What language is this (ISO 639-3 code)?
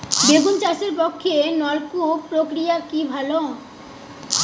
ben